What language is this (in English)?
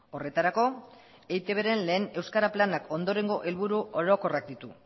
Basque